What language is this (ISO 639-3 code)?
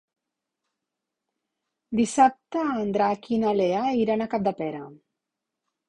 cat